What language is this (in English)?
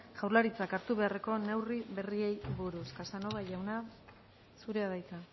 Basque